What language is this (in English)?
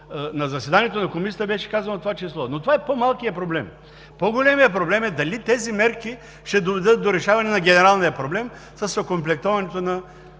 Bulgarian